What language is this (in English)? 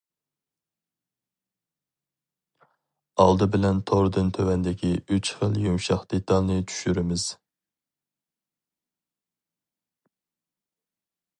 Uyghur